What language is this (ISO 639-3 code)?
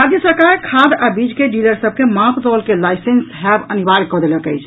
mai